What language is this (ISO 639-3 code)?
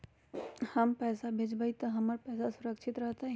mag